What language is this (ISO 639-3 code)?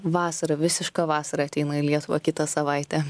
lit